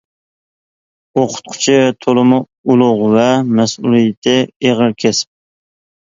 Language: Uyghur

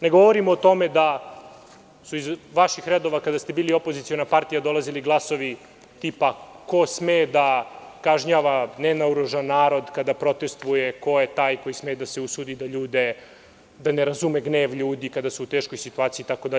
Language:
Serbian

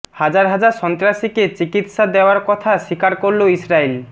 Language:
Bangla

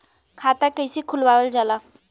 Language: Bhojpuri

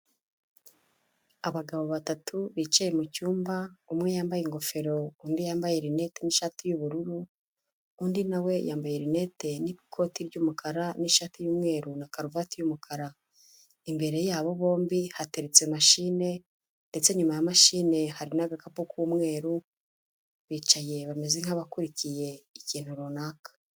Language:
Kinyarwanda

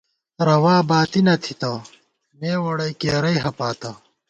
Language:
Gawar-Bati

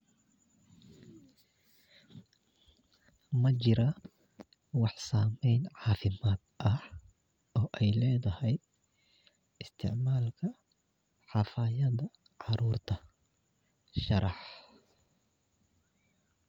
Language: Somali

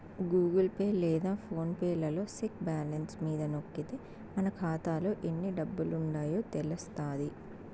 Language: Telugu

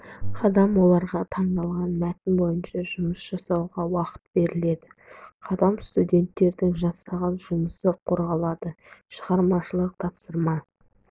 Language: Kazakh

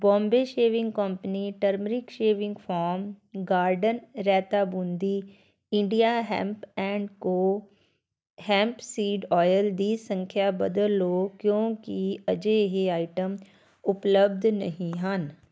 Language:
Punjabi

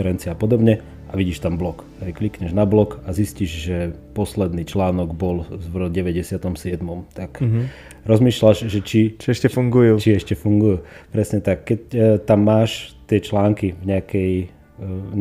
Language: Slovak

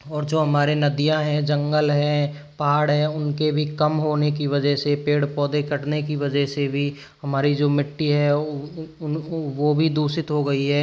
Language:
Hindi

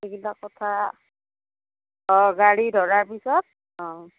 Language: Assamese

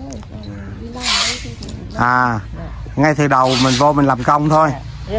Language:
Vietnamese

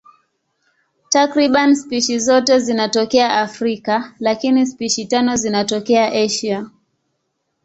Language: Swahili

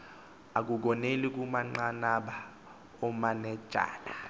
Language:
Xhosa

